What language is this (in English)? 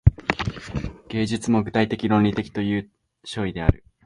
Japanese